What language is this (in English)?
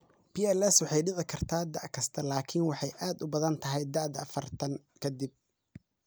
Somali